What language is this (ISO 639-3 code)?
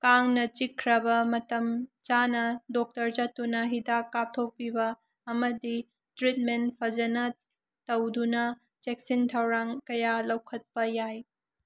mni